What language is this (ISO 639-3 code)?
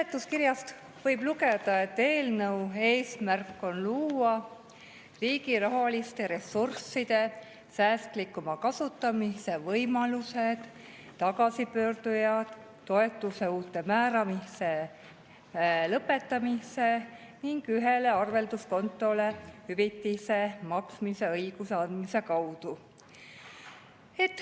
est